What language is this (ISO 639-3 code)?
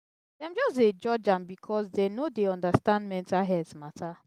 pcm